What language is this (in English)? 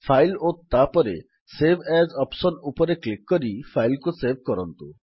Odia